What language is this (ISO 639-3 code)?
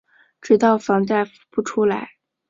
zho